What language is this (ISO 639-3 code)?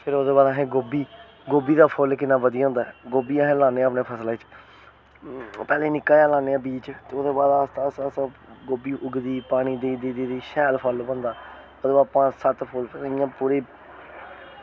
doi